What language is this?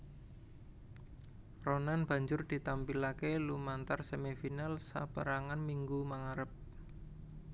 Javanese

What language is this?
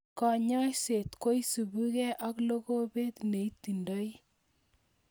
Kalenjin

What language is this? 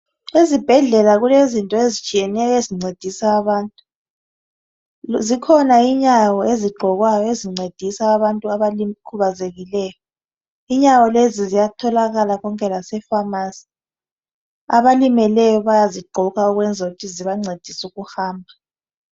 North Ndebele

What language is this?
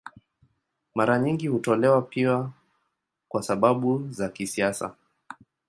Swahili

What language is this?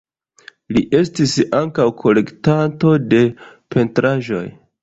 Esperanto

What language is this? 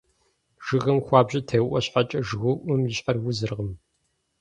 Kabardian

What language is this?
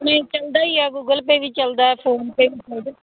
Punjabi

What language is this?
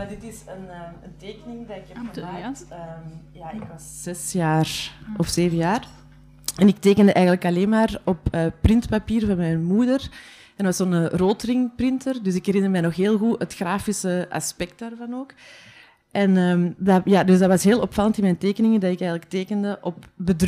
Dutch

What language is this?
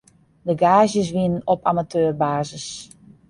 Western Frisian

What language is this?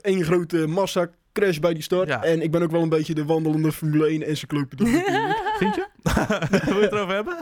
Dutch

